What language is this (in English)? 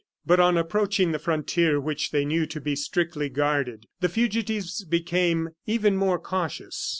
English